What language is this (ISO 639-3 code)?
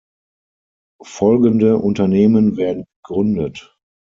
deu